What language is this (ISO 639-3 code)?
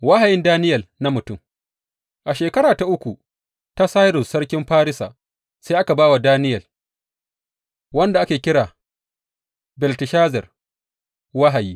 hau